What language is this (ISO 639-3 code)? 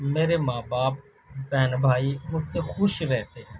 urd